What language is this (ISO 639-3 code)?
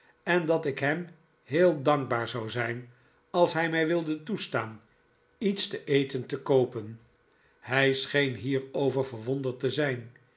nld